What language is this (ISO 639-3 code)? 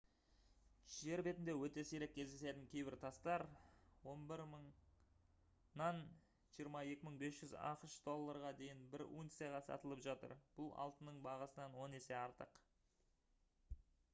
kaz